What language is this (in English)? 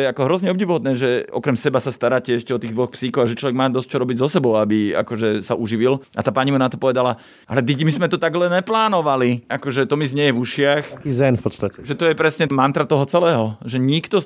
Slovak